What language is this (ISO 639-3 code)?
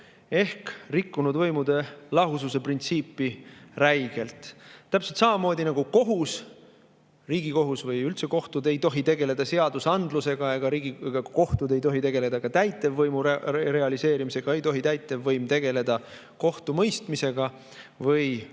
est